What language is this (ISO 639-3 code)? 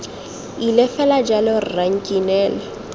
tsn